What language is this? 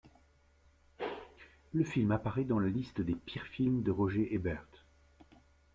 French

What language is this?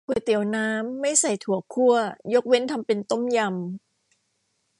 Thai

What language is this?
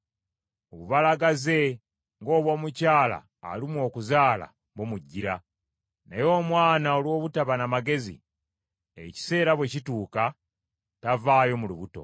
Ganda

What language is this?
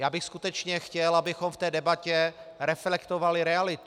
Czech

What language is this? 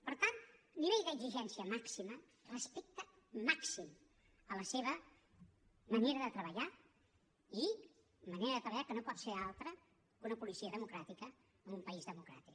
Catalan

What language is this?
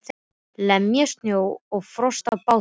Icelandic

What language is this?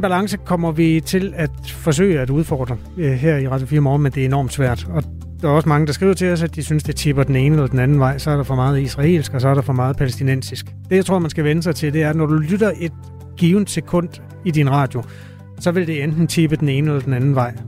Danish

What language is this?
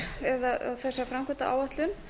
Icelandic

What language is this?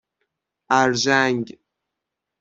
Persian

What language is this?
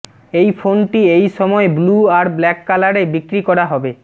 Bangla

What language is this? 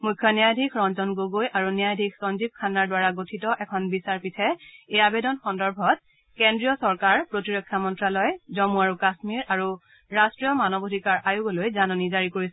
Assamese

